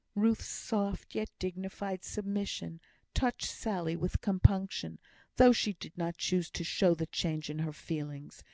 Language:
English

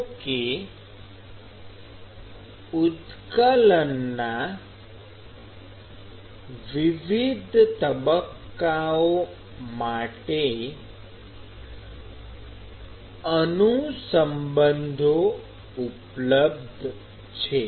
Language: Gujarati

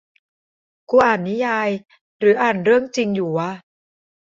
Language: Thai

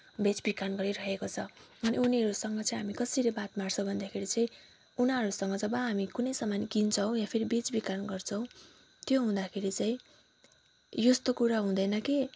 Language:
Nepali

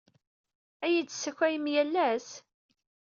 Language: Kabyle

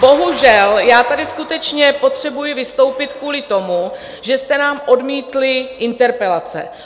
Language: Czech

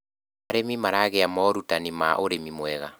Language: Kikuyu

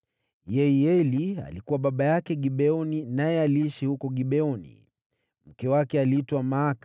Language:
Swahili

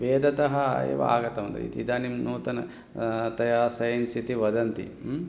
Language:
Sanskrit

